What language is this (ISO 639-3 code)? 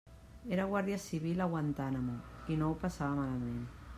cat